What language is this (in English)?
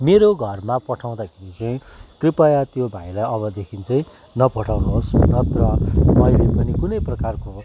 Nepali